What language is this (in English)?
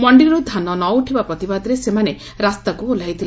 Odia